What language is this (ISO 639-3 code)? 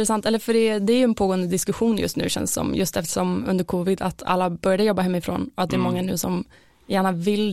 swe